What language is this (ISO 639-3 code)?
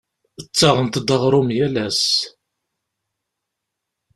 kab